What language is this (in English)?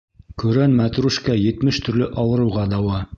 Bashkir